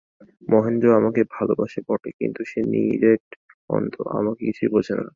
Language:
Bangla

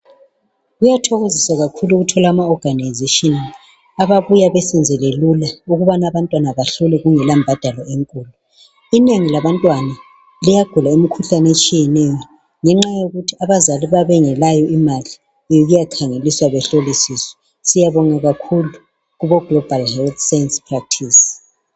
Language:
North Ndebele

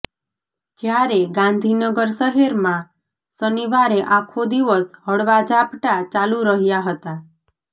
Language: Gujarati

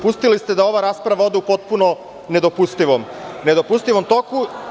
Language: Serbian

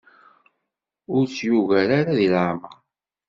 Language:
Kabyle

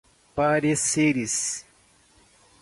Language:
Portuguese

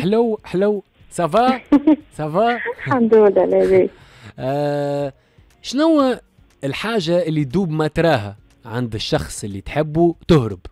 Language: Arabic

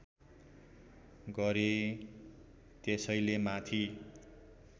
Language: Nepali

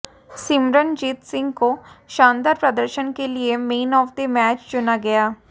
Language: Hindi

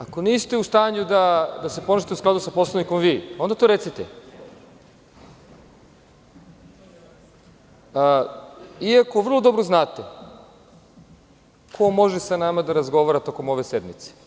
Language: Serbian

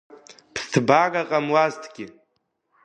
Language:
Abkhazian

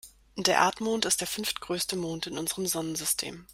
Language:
German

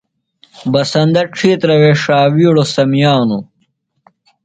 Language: Phalura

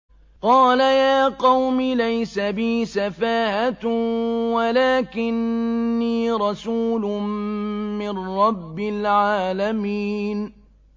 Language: Arabic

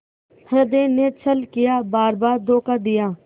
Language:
Hindi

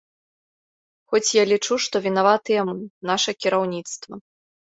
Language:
Belarusian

